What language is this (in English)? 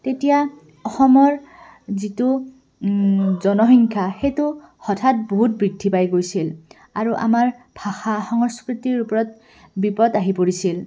Assamese